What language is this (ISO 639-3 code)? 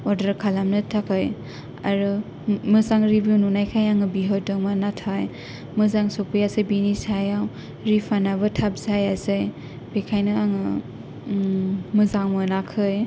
brx